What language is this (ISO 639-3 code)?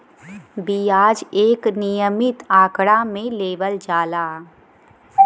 bho